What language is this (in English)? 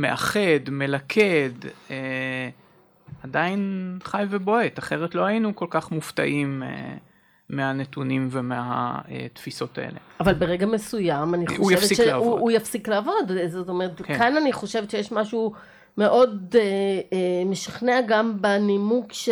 Hebrew